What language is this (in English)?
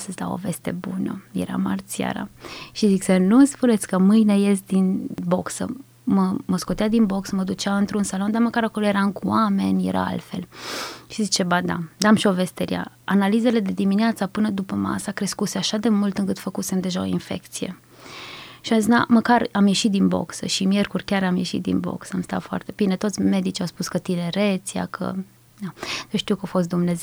Romanian